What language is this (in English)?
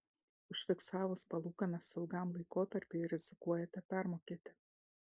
Lithuanian